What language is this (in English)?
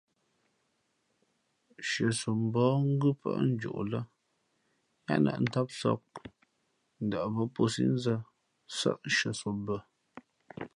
Fe'fe'